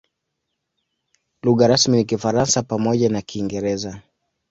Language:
Swahili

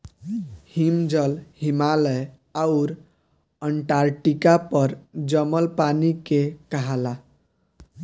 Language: Bhojpuri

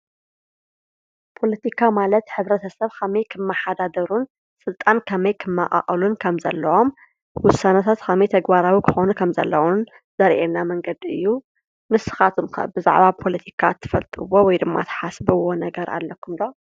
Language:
Tigrinya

